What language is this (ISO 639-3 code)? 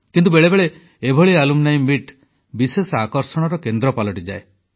ori